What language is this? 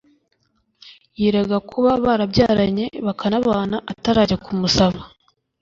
Kinyarwanda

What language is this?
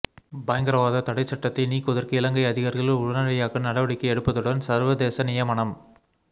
Tamil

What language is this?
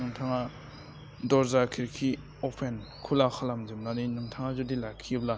Bodo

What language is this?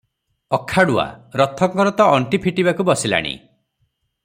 Odia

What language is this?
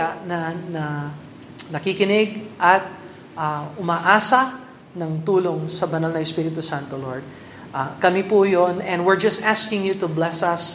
Filipino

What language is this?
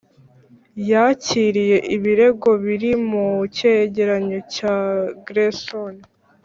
Kinyarwanda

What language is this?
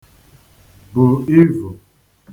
Igbo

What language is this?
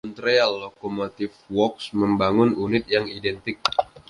Indonesian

